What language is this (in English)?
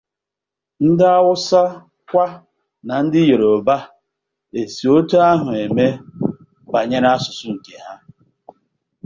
Igbo